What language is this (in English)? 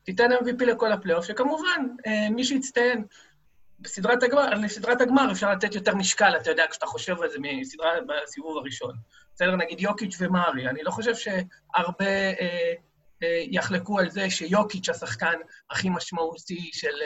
Hebrew